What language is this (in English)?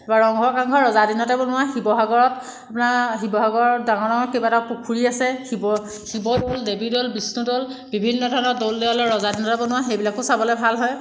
Assamese